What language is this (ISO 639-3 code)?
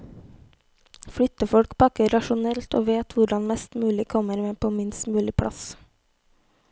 nor